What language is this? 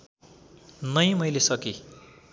Nepali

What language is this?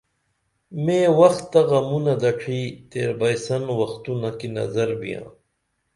Dameli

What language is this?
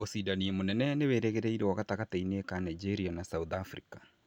Kikuyu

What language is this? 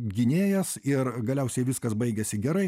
Lithuanian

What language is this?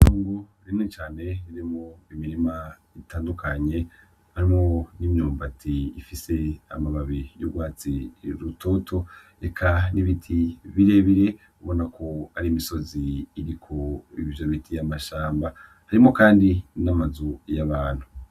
Rundi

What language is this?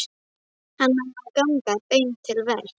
Icelandic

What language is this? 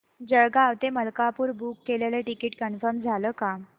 Marathi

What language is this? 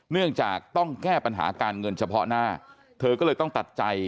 Thai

